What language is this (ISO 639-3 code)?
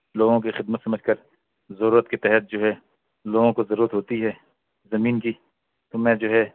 urd